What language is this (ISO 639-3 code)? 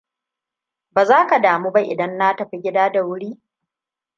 hau